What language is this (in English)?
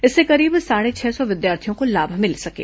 Hindi